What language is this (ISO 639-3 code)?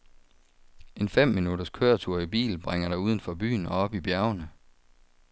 dan